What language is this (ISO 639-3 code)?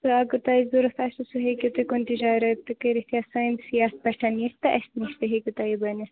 kas